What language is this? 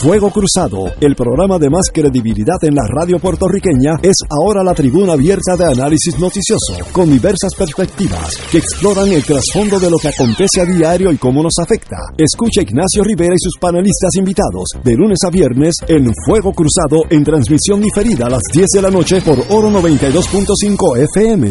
Spanish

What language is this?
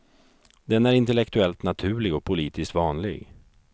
Swedish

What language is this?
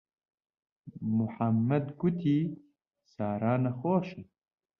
Central Kurdish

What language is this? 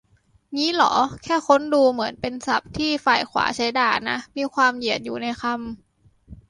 Thai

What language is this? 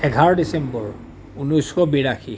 Assamese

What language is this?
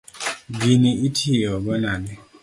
Luo (Kenya and Tanzania)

